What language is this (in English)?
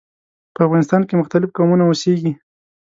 Pashto